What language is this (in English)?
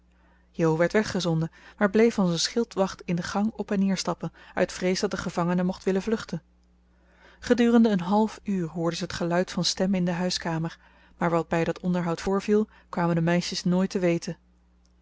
Dutch